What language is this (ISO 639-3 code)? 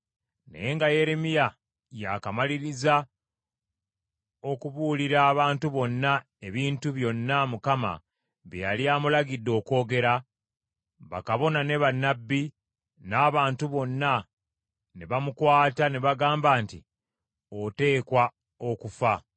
lug